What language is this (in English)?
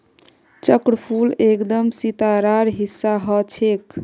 Magahi